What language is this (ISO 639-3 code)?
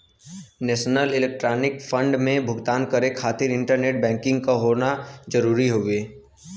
bho